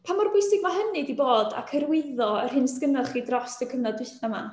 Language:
Welsh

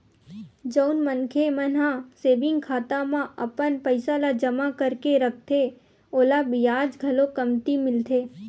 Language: Chhattisgarhi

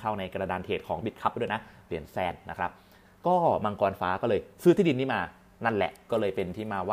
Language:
Thai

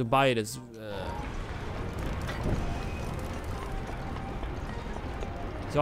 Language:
German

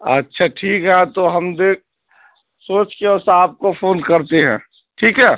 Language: Urdu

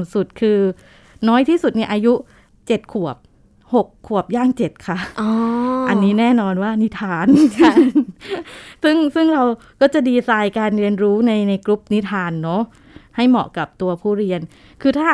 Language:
Thai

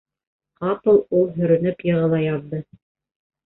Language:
Bashkir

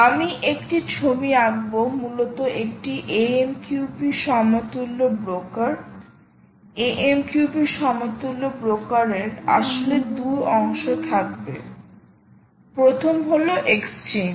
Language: Bangla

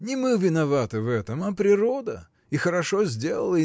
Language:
Russian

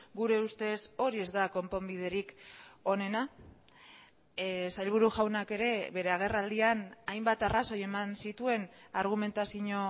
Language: Basque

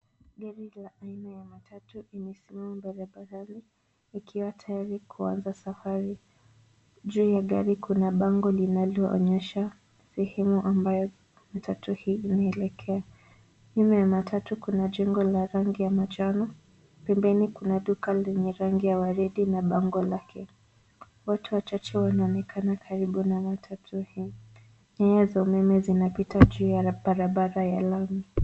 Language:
Swahili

